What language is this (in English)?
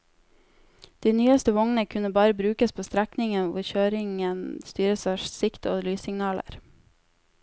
Norwegian